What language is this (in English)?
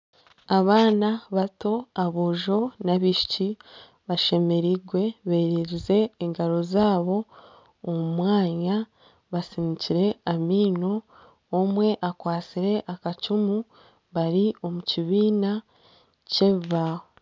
Nyankole